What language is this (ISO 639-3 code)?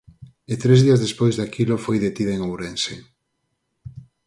glg